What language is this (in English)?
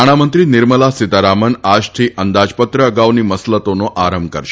Gujarati